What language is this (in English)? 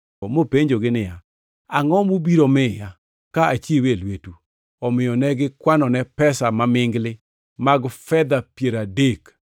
Luo (Kenya and Tanzania)